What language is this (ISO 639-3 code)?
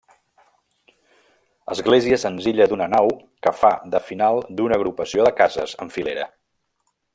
cat